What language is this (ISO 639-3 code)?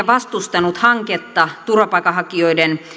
fin